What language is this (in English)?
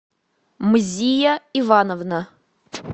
Russian